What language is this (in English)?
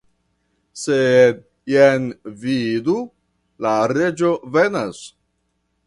Esperanto